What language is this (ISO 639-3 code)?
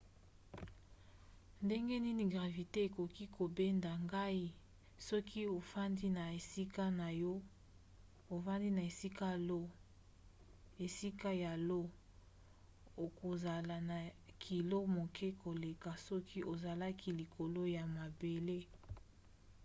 lin